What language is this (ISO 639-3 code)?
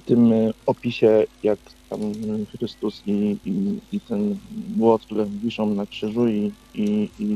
pol